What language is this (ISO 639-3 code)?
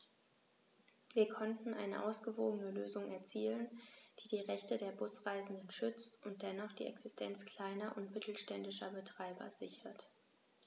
deu